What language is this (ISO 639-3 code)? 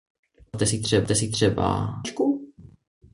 ces